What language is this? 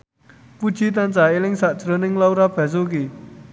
Javanese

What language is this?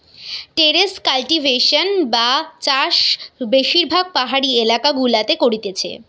Bangla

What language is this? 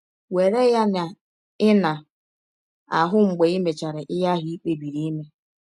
Igbo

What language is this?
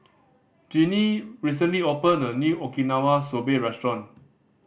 English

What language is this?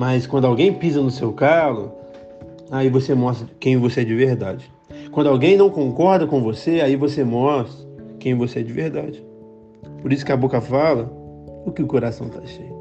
Portuguese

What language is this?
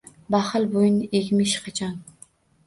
Uzbek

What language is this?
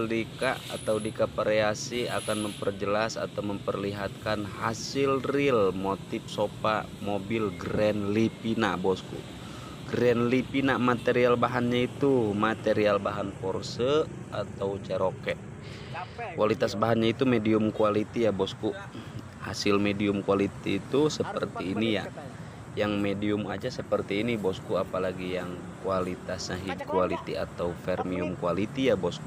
Indonesian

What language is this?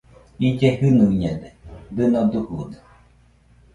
Nüpode Huitoto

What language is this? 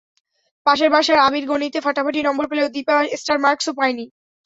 Bangla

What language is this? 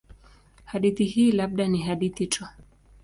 Swahili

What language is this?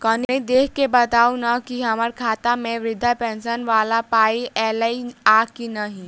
Maithili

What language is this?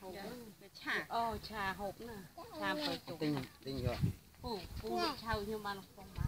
Thai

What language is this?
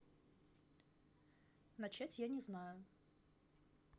Russian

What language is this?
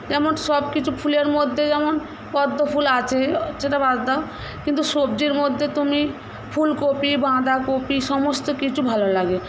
Bangla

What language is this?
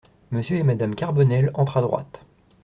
French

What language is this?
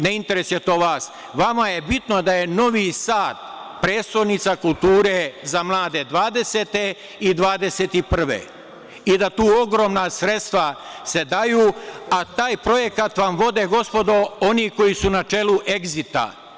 Serbian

